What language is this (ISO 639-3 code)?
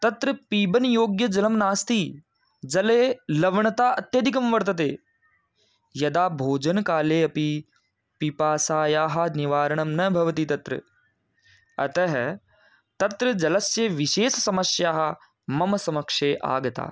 san